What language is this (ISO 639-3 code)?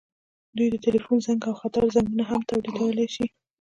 pus